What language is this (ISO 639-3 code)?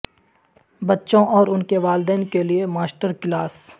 urd